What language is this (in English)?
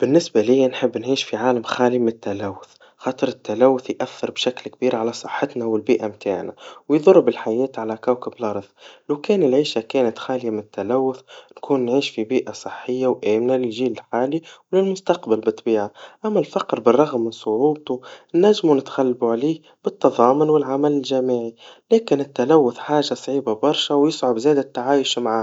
Tunisian Arabic